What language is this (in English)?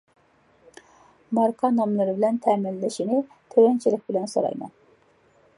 Uyghur